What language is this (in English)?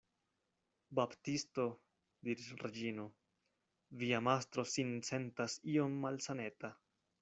Esperanto